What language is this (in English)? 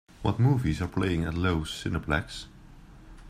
English